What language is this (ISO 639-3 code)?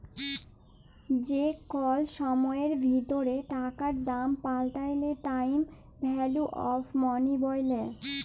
ben